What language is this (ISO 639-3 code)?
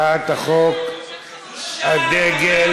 heb